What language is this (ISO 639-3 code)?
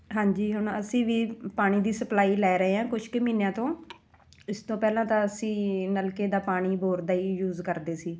pan